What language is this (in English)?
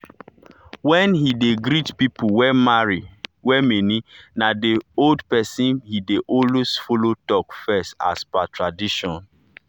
Nigerian Pidgin